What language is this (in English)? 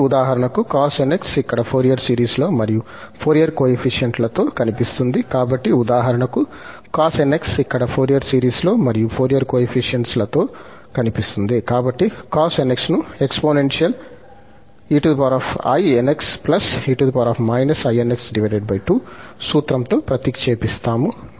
Telugu